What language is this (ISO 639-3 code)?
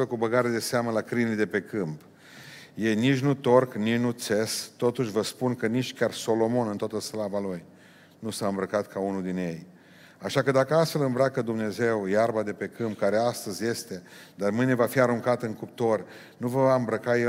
ron